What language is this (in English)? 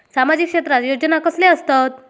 Marathi